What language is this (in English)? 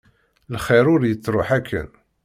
Kabyle